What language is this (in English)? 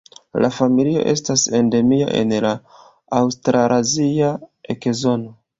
Esperanto